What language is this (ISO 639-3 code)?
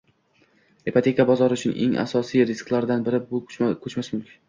uzb